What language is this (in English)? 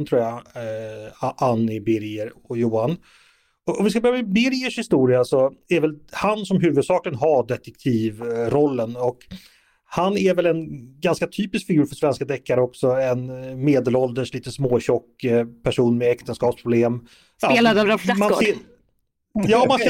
Swedish